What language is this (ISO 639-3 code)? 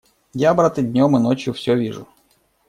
rus